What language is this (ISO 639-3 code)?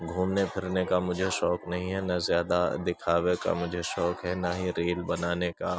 urd